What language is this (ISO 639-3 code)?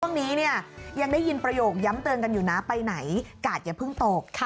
tha